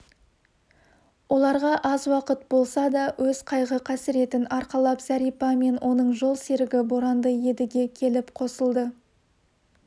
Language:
Kazakh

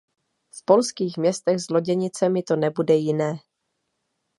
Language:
Czech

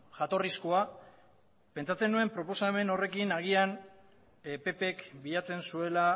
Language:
Basque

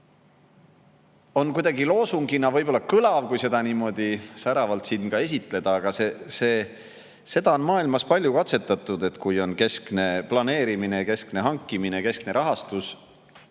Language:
Estonian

